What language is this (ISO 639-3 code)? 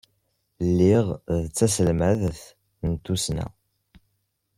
kab